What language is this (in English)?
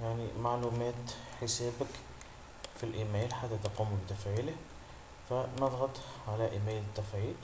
Arabic